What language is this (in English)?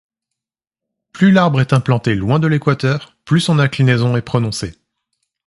French